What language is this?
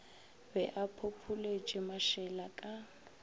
Northern Sotho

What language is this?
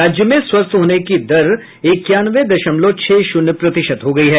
Hindi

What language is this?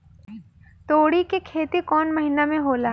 Bhojpuri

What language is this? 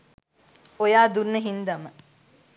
Sinhala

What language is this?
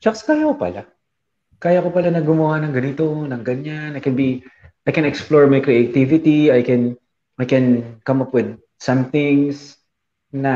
Filipino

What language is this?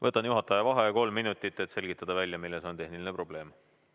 Estonian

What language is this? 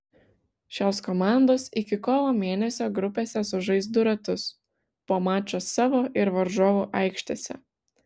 Lithuanian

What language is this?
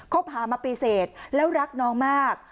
Thai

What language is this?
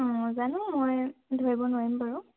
Assamese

